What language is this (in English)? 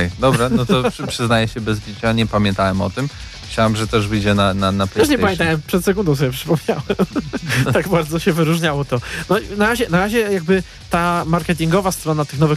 Polish